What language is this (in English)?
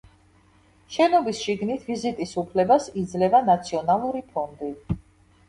Georgian